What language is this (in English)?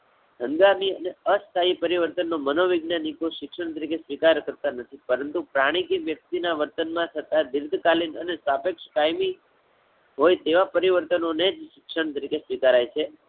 Gujarati